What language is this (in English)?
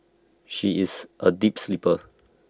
English